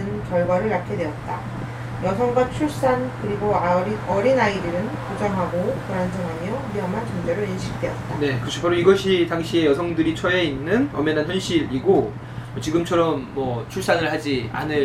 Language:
Korean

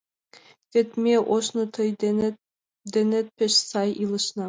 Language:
Mari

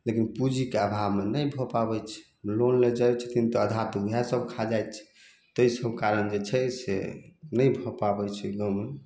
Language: Maithili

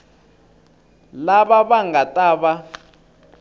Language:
Tsonga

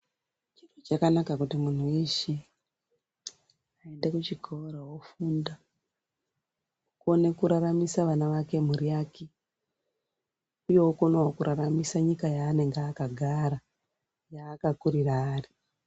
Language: Ndau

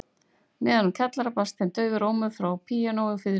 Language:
Icelandic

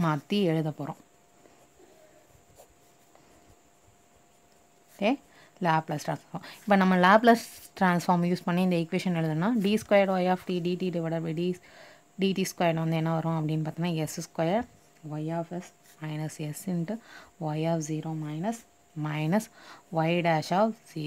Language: Hindi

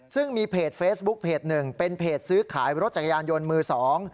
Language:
Thai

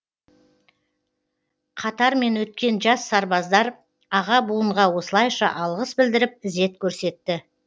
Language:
Kazakh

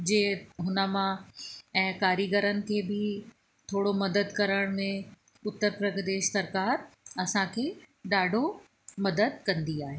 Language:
Sindhi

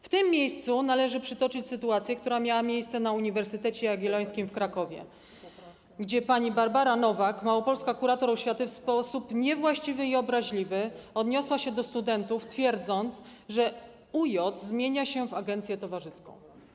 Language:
Polish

